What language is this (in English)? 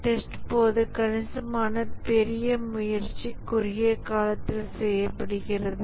Tamil